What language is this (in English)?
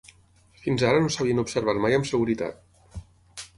Catalan